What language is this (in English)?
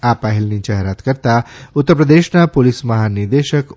Gujarati